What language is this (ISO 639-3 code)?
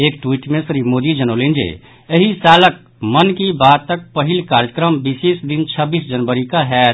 mai